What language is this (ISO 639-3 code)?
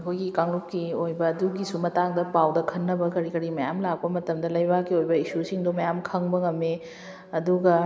mni